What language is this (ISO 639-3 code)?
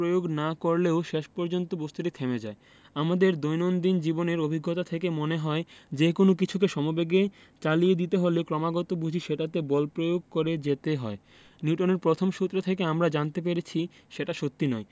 ben